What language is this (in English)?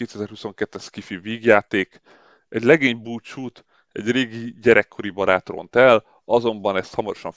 Hungarian